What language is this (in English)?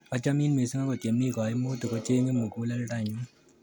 Kalenjin